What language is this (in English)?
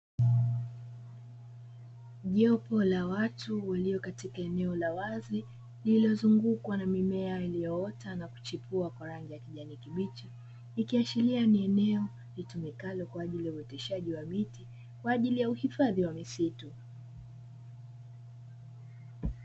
Swahili